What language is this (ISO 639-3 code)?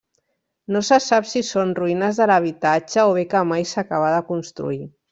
cat